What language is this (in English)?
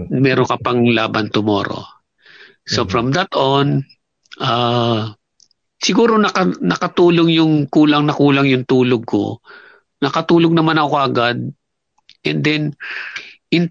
Filipino